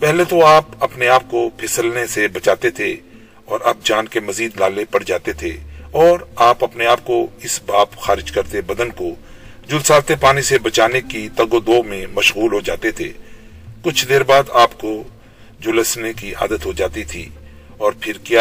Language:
Urdu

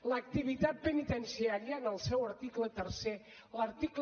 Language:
Catalan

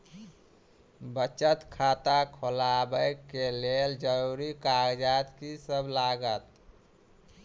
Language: Maithili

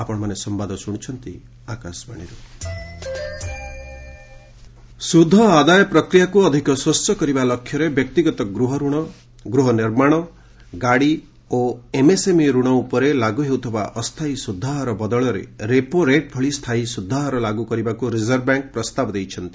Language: Odia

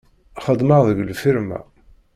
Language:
Kabyle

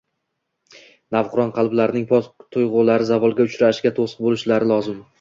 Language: Uzbek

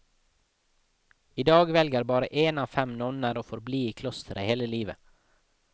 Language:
Norwegian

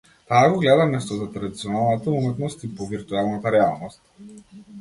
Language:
Macedonian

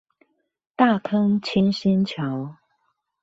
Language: Chinese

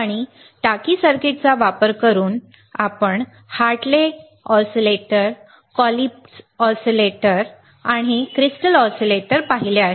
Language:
Marathi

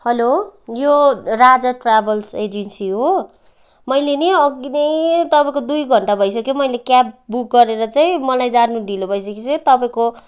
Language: Nepali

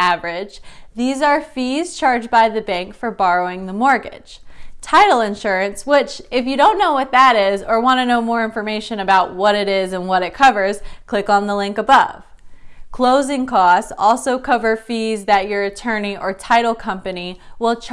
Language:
English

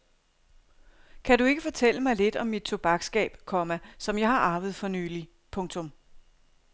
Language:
Danish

